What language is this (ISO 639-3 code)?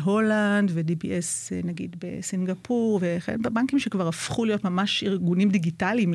heb